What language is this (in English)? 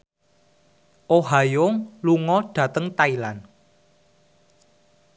Javanese